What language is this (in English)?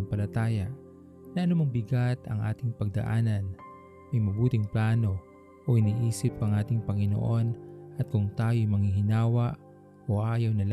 Filipino